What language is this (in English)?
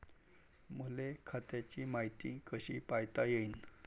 Marathi